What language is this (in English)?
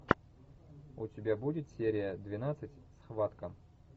Russian